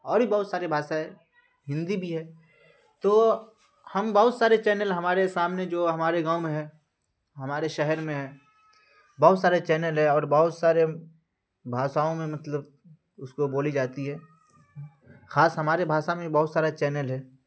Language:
Urdu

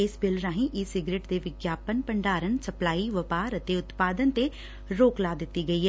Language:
Punjabi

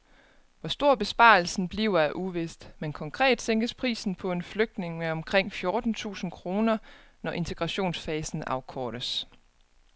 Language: Danish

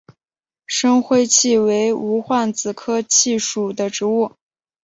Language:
Chinese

